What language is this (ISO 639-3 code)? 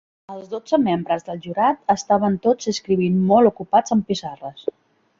cat